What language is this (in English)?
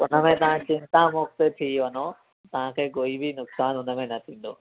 Sindhi